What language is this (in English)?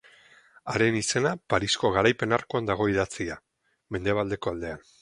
Basque